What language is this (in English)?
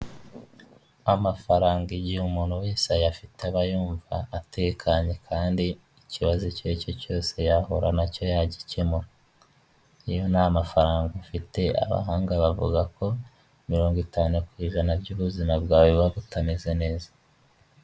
Kinyarwanda